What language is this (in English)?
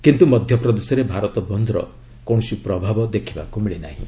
Odia